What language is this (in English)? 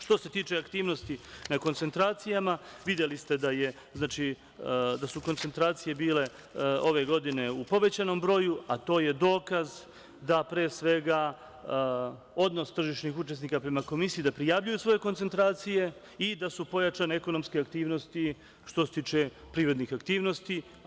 Serbian